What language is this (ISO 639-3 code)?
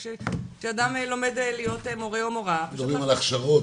heb